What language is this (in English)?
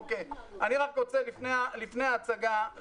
Hebrew